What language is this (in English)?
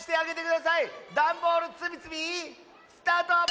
Japanese